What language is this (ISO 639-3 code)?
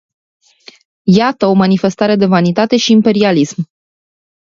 ron